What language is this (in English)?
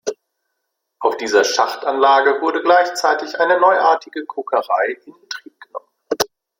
German